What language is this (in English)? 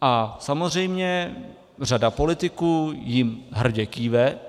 Czech